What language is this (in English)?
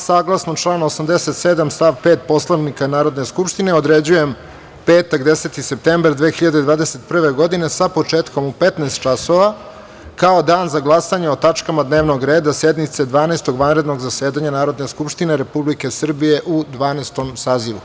Serbian